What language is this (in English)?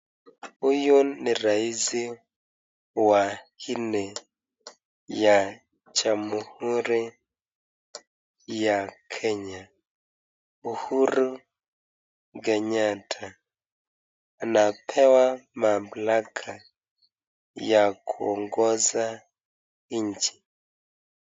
Swahili